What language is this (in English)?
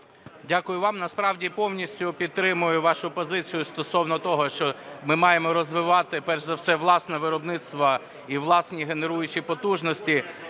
Ukrainian